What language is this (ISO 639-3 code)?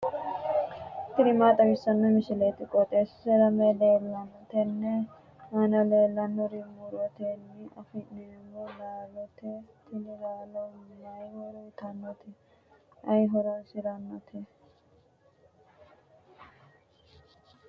sid